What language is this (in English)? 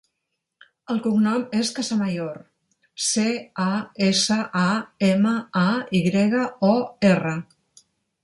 Catalan